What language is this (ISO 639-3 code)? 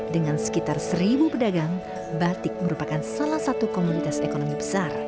ind